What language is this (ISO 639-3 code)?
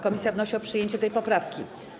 pol